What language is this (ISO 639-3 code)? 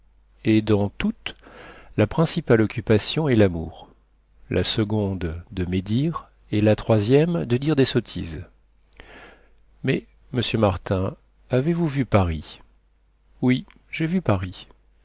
fra